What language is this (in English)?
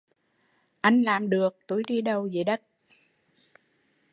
Vietnamese